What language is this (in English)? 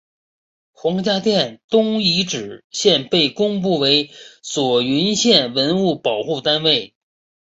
Chinese